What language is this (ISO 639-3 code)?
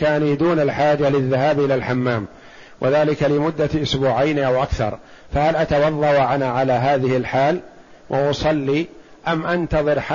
ara